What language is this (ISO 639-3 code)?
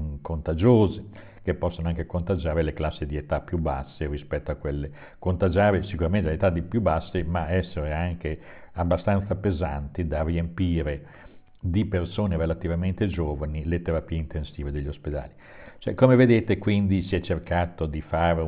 ita